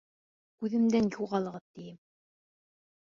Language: Bashkir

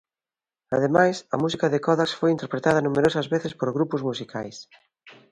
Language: Galician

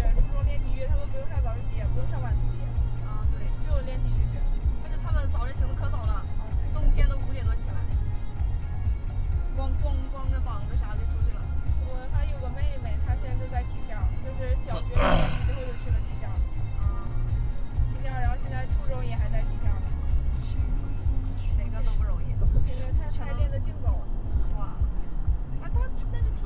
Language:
Chinese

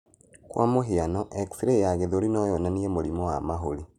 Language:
Kikuyu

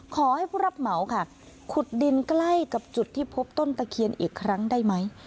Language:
Thai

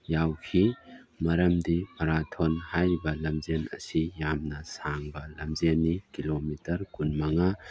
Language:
Manipuri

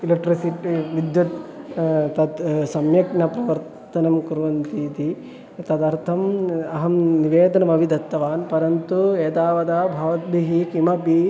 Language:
Sanskrit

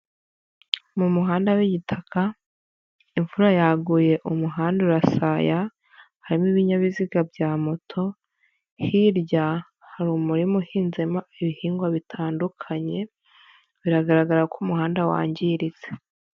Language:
Kinyarwanda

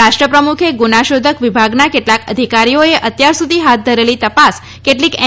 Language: Gujarati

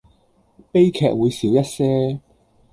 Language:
Cantonese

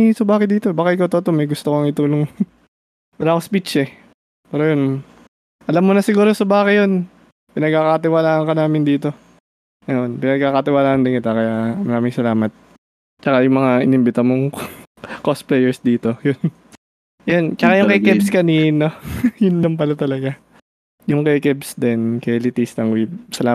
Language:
Filipino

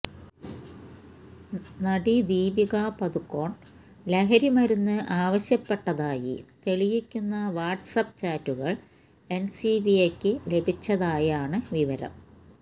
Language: Malayalam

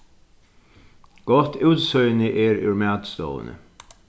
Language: Faroese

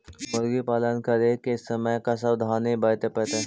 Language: Magahi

